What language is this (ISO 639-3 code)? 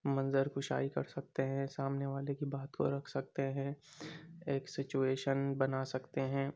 urd